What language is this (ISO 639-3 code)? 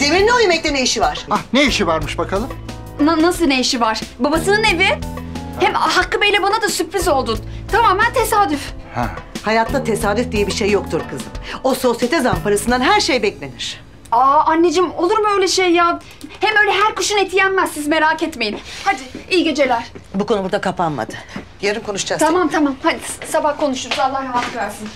tur